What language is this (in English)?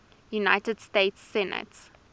English